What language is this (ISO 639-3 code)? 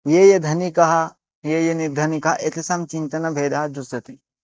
san